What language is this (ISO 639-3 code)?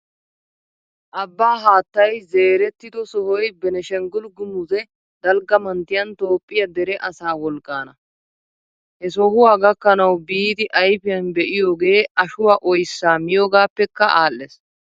wal